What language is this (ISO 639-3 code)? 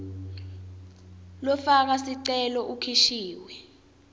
ssw